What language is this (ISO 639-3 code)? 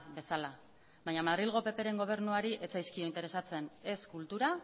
eus